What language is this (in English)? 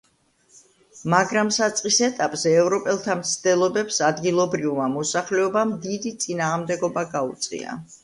Georgian